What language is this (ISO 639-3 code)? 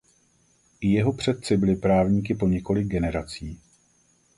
ces